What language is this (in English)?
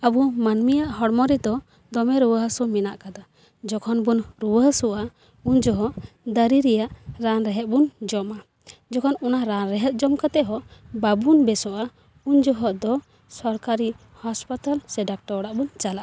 Santali